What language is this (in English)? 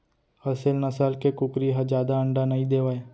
Chhattisgarhi